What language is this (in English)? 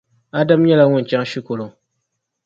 Dagbani